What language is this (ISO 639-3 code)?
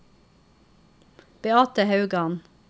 nor